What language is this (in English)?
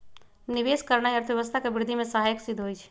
Magahi